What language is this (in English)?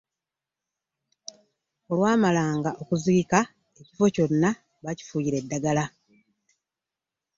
Ganda